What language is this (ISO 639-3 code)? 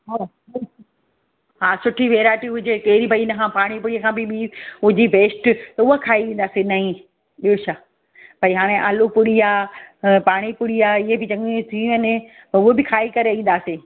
snd